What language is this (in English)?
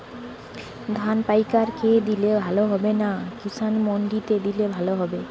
Bangla